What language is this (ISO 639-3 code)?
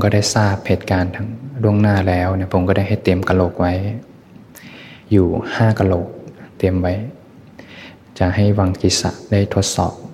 tha